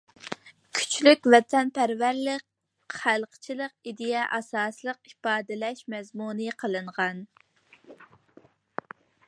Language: Uyghur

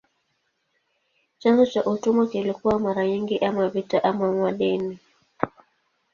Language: Swahili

